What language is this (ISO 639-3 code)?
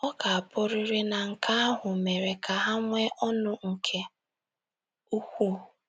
ibo